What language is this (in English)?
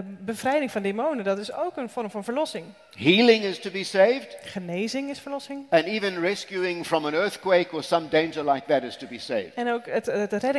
Dutch